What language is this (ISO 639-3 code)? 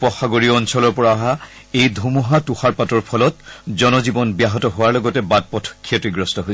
asm